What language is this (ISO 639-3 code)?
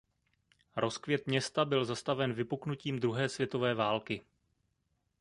ces